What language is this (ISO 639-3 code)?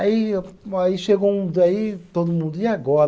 por